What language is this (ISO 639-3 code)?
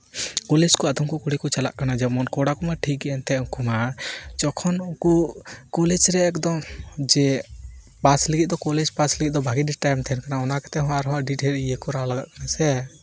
sat